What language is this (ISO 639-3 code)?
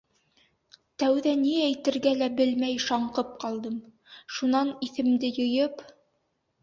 bak